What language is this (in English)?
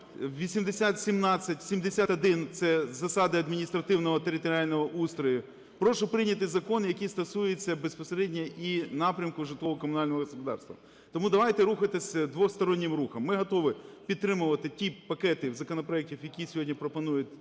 Ukrainian